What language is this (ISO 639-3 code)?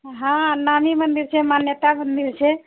mai